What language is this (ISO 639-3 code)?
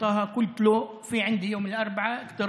heb